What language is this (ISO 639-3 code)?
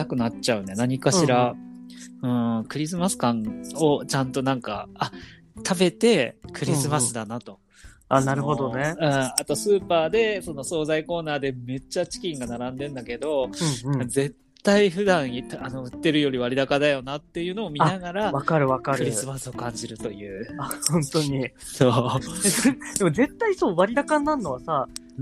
jpn